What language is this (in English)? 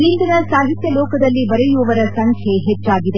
Kannada